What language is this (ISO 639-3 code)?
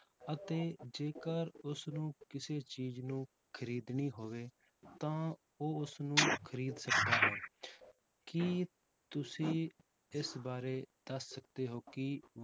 pan